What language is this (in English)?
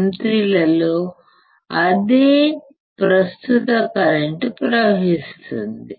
Telugu